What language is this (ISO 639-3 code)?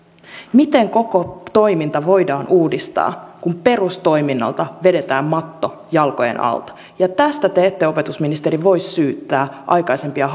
fin